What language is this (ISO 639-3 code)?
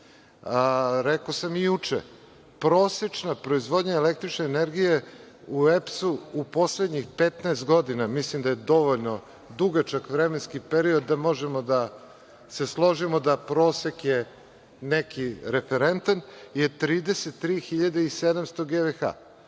srp